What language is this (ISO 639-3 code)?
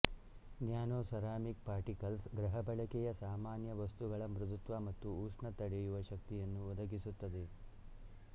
kan